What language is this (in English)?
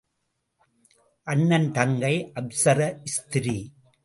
Tamil